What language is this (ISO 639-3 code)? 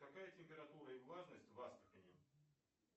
rus